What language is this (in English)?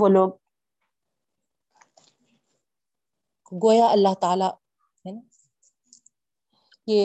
Urdu